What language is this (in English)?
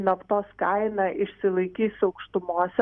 Lithuanian